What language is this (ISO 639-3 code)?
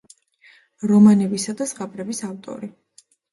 kat